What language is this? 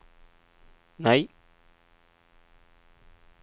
Swedish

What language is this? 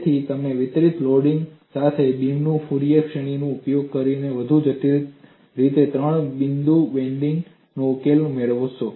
Gujarati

